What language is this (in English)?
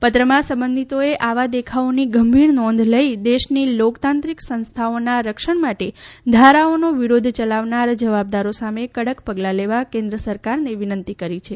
Gujarati